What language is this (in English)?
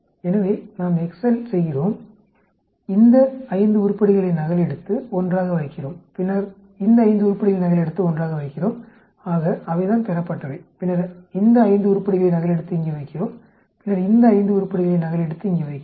Tamil